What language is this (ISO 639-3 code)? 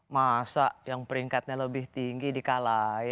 ind